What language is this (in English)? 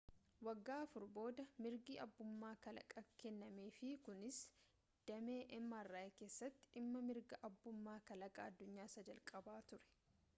Oromo